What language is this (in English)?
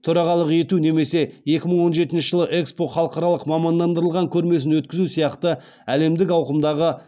Kazakh